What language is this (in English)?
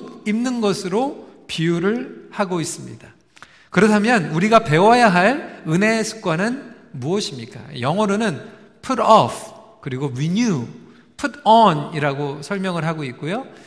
Korean